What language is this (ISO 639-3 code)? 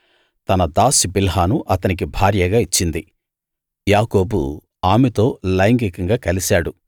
tel